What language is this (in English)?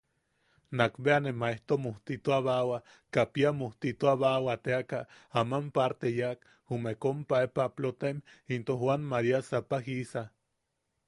Yaqui